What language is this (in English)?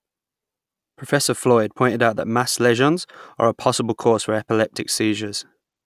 English